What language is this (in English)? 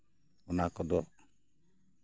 Santali